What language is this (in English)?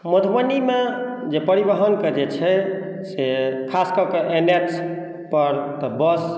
Maithili